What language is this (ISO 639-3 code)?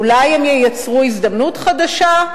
heb